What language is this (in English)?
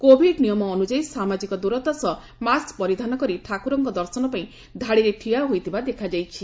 Odia